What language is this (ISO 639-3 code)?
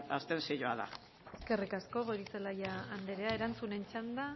eus